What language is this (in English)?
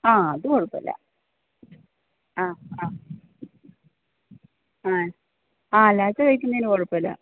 Malayalam